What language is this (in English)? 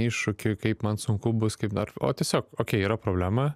Lithuanian